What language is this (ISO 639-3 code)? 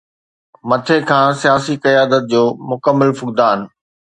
snd